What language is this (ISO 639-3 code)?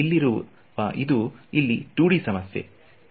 kan